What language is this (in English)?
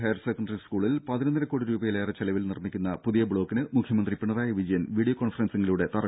Malayalam